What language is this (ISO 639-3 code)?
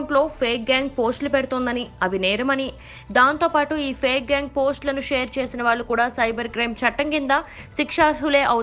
hin